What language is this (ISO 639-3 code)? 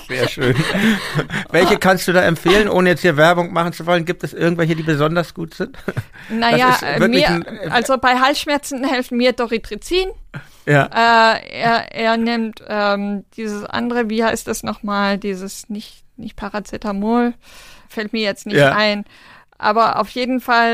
deu